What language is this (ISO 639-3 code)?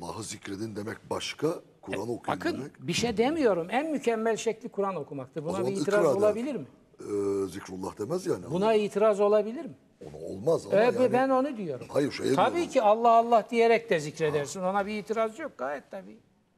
tur